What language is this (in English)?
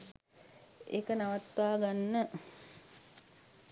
Sinhala